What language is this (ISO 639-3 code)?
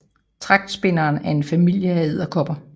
dan